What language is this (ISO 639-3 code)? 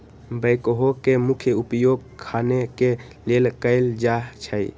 mag